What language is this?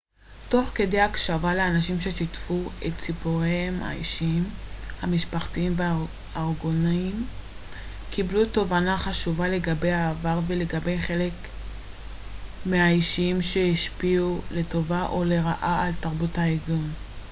Hebrew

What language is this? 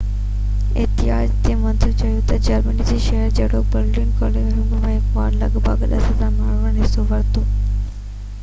Sindhi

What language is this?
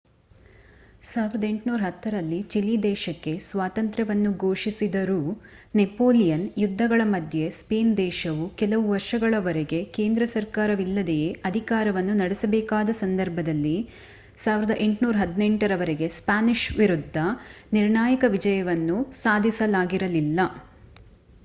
Kannada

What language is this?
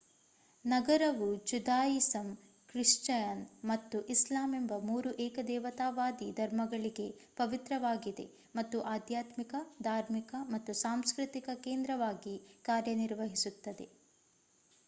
Kannada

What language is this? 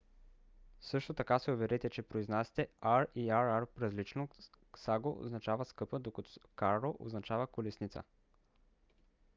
Bulgarian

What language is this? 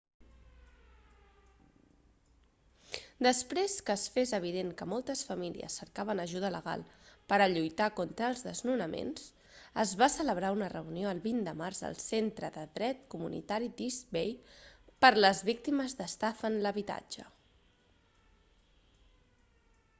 Catalan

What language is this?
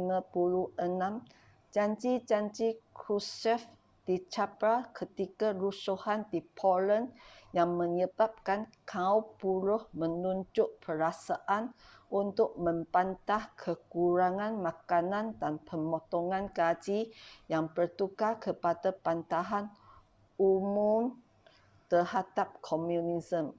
Malay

